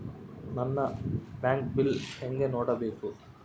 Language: Kannada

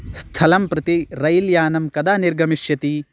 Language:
Sanskrit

